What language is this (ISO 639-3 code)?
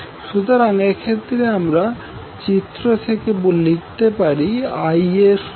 ben